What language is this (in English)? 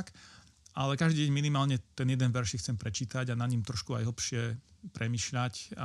Slovak